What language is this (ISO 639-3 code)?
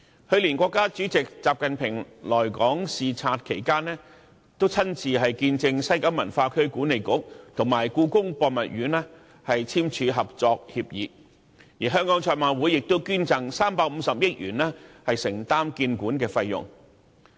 yue